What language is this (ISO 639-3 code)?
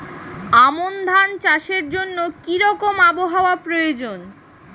ben